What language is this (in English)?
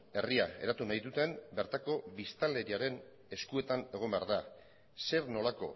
Basque